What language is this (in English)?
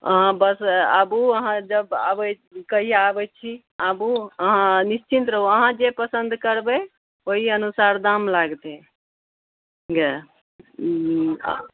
Maithili